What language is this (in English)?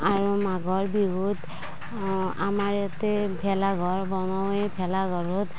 Assamese